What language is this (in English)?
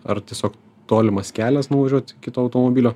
Lithuanian